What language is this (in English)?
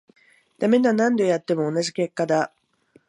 Japanese